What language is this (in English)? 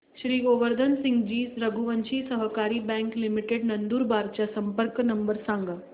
Marathi